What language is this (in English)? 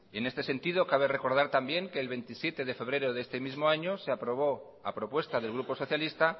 Spanish